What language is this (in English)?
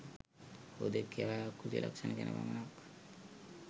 Sinhala